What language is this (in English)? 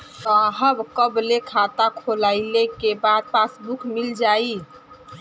Bhojpuri